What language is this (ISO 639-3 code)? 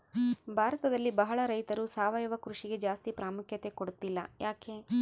kan